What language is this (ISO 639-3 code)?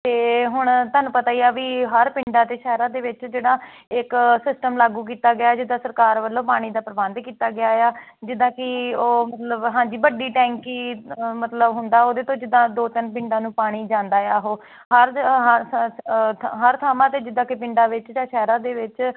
pan